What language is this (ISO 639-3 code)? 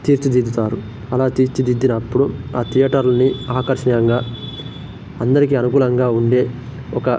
tel